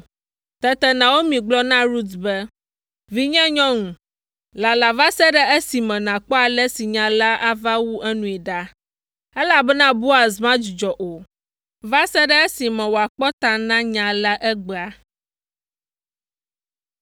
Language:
Ewe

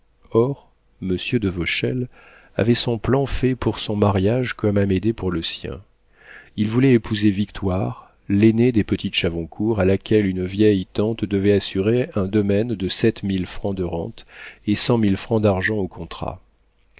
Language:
French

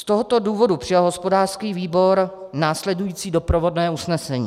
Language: Czech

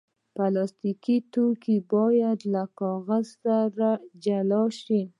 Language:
Pashto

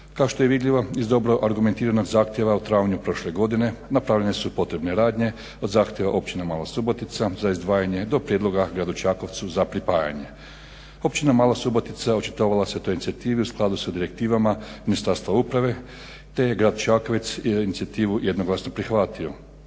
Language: Croatian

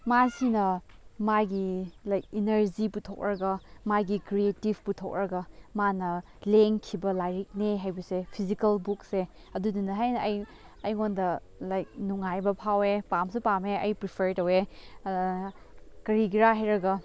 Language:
Manipuri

